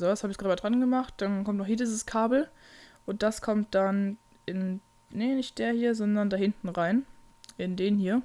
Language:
German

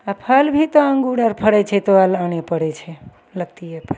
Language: Maithili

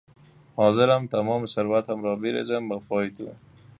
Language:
Persian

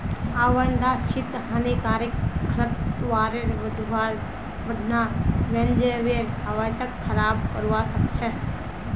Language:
Magahi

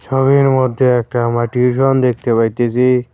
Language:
Bangla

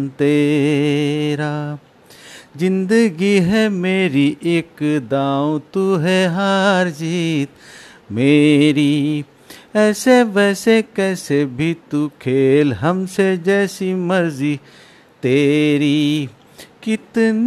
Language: Hindi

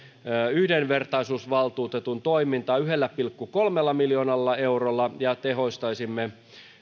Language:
Finnish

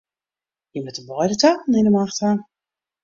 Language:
Western Frisian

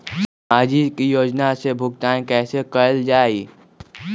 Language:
Magahi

